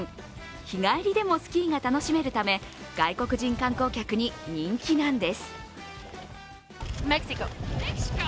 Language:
Japanese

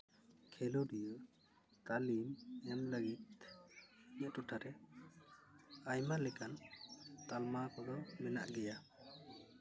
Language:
Santali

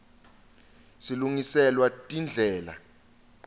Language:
Swati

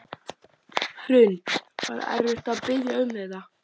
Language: Icelandic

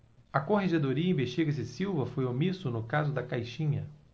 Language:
Portuguese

